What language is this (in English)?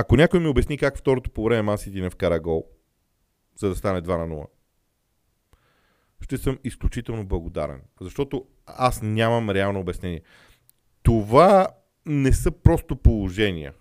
Bulgarian